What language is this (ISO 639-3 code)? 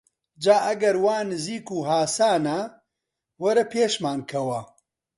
ckb